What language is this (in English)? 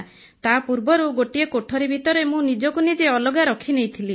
Odia